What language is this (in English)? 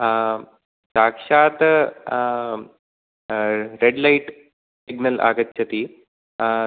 Sanskrit